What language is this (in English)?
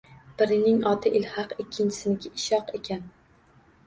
Uzbek